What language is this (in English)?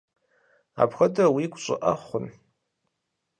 Kabardian